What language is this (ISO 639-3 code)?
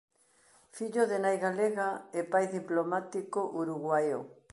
glg